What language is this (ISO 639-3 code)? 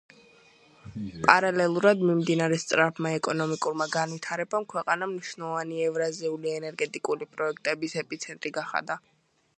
kat